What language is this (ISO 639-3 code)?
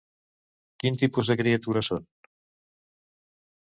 cat